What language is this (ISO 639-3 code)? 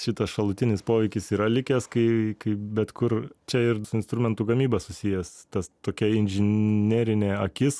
lit